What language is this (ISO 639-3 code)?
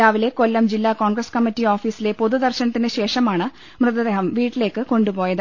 mal